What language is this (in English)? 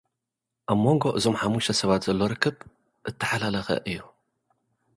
Tigrinya